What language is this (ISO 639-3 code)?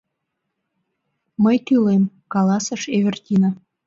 chm